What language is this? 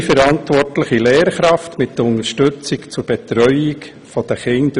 Swiss German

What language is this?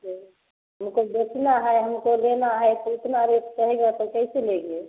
Hindi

